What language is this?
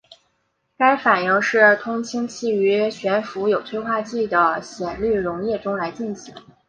Chinese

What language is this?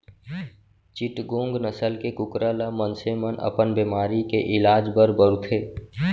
Chhattisgarhi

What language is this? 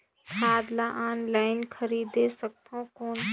Chhattisgarhi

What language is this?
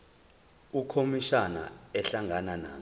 Zulu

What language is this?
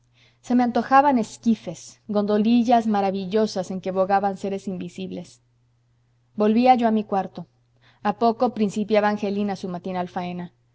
Spanish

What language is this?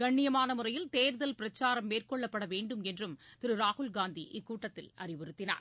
Tamil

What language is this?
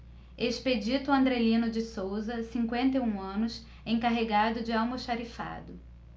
Portuguese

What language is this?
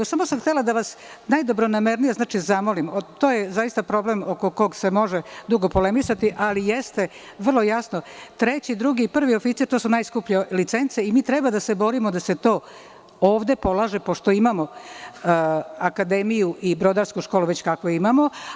Serbian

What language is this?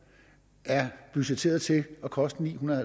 Danish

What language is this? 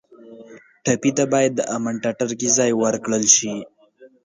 Pashto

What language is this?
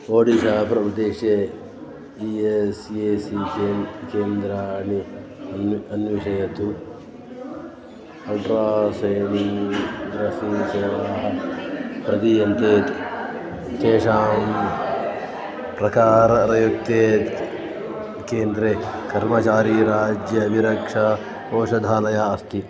Sanskrit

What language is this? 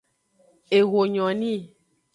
Aja (Benin)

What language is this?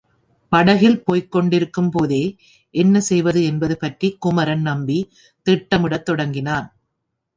Tamil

